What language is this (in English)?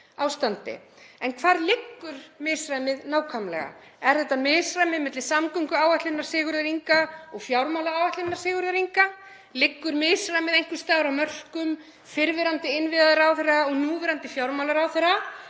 Icelandic